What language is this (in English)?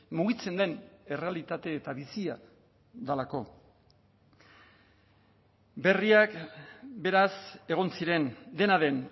Basque